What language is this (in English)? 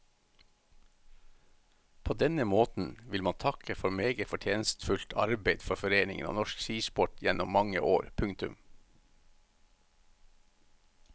Norwegian